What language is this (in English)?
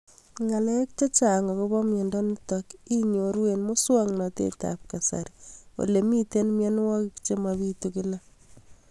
Kalenjin